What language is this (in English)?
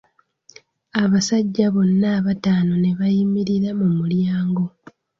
Ganda